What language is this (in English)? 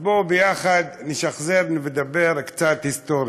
Hebrew